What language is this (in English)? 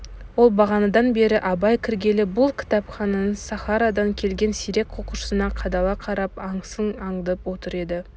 Kazakh